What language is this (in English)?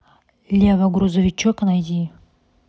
Russian